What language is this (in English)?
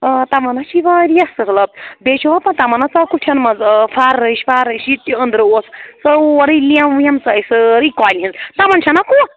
Kashmiri